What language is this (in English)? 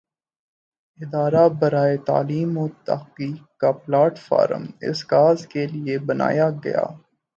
Urdu